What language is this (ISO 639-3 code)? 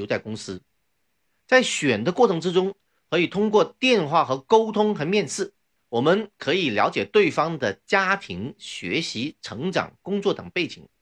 zho